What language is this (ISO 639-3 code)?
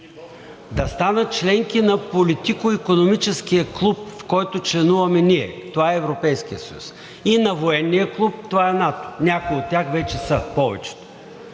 bul